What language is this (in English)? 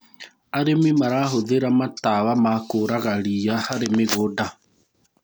Kikuyu